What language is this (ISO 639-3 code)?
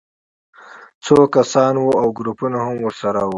pus